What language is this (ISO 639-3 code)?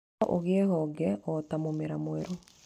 kik